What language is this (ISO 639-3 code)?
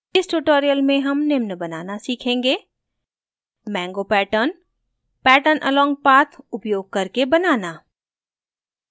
hin